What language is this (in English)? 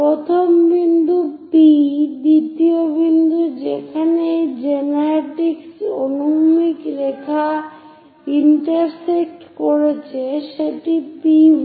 Bangla